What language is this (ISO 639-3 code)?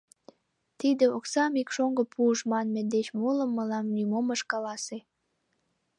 chm